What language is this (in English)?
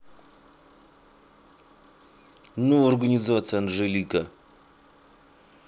Russian